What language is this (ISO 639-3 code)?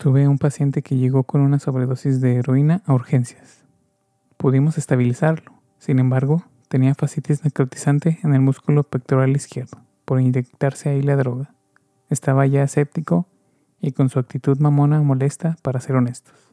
spa